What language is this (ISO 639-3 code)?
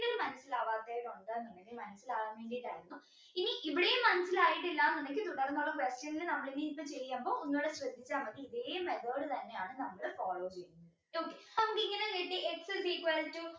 mal